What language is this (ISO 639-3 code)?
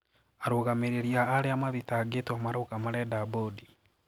kik